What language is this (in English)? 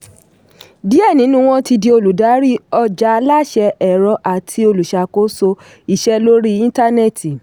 Yoruba